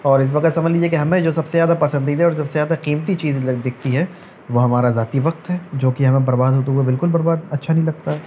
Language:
Urdu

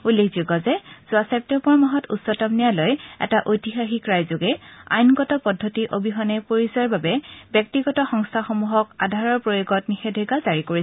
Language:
Assamese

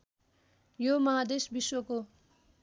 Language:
Nepali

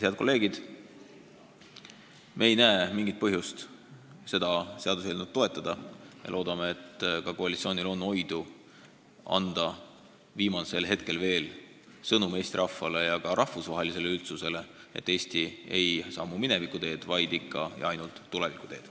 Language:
Estonian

